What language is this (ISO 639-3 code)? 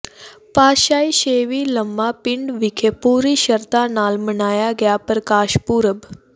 pan